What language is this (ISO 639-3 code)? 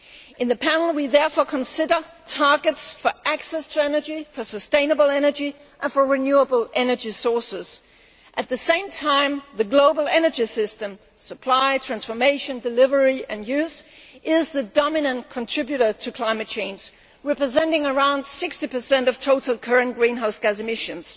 eng